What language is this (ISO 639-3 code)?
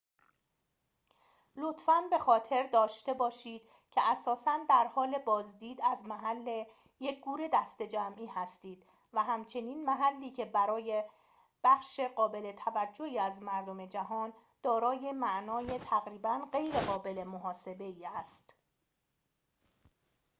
fas